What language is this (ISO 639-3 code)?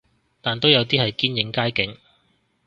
yue